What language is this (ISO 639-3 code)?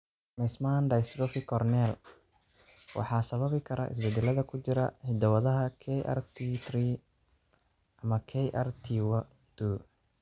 som